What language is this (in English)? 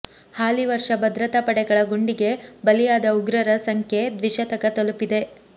Kannada